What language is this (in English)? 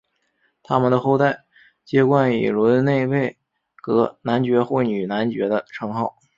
Chinese